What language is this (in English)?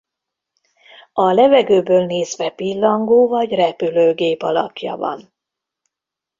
Hungarian